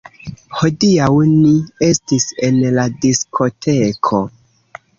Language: Esperanto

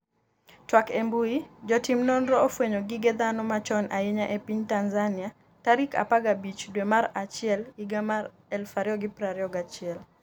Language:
Luo (Kenya and Tanzania)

